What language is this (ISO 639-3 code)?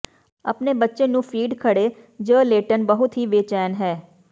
pan